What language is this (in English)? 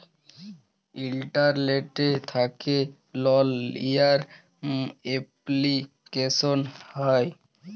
Bangla